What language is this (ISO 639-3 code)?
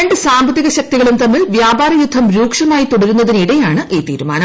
mal